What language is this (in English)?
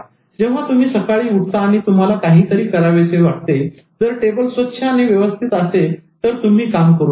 Marathi